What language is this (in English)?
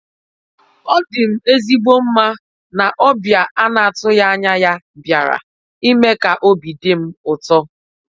Igbo